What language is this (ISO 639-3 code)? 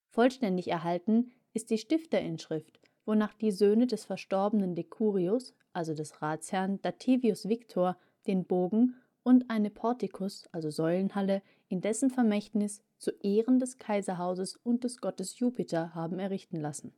deu